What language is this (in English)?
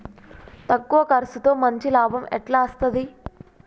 Telugu